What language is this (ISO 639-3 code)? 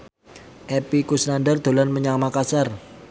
jav